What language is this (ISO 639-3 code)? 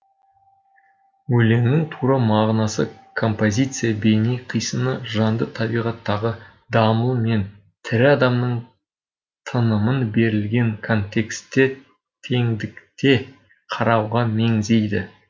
kaz